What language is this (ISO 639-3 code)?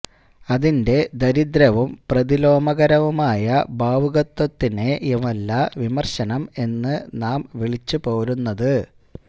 mal